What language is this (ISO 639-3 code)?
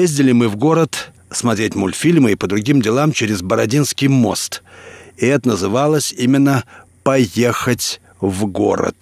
rus